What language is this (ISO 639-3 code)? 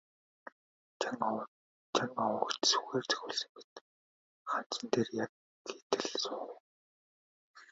mon